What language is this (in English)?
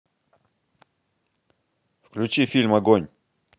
Russian